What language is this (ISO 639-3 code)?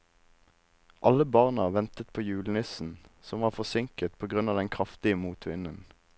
nor